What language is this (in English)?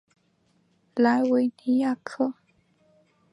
Chinese